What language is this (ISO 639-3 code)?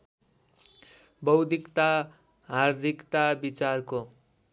nep